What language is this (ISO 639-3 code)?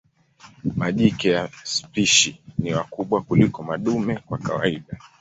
swa